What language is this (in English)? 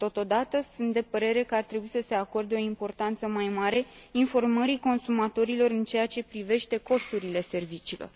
Romanian